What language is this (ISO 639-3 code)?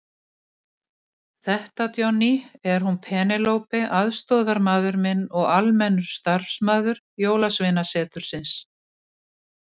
isl